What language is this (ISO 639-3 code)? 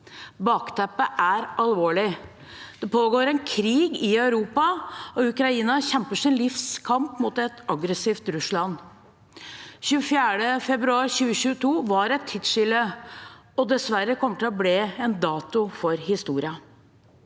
nor